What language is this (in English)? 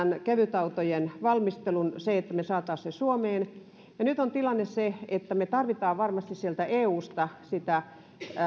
Finnish